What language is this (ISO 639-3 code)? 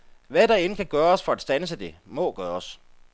dan